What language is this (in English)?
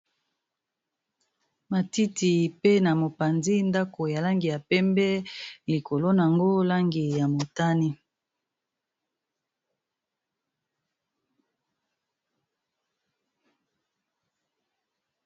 Lingala